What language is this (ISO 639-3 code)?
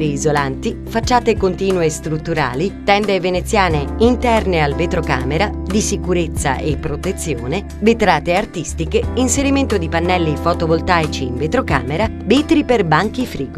ita